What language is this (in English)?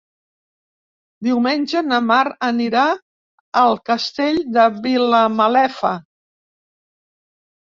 Catalan